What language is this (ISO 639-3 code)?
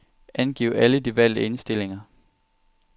dan